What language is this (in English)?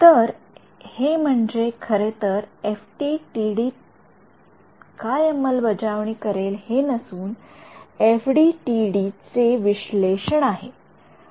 Marathi